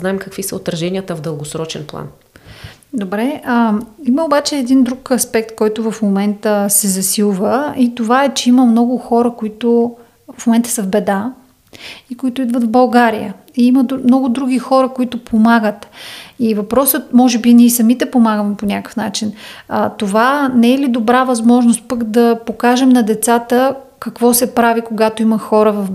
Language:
Bulgarian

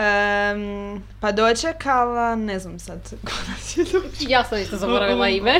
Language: Croatian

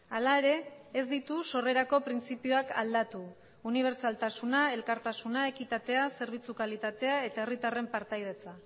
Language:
Basque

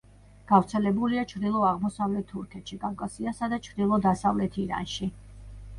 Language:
Georgian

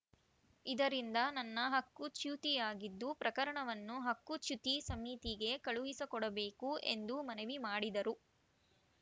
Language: Kannada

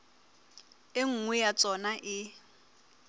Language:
Southern Sotho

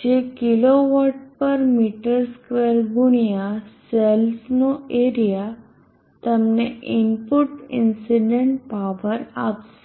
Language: Gujarati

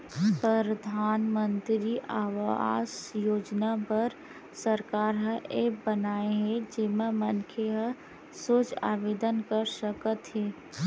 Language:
Chhattisgarhi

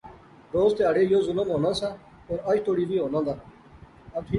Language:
Pahari-Potwari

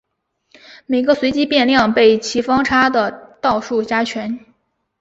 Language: Chinese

